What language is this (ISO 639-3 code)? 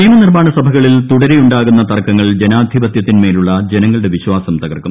mal